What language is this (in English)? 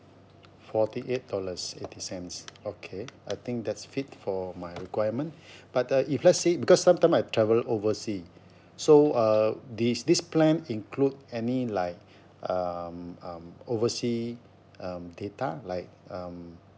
English